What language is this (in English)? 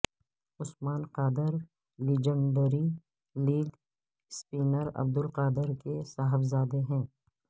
Urdu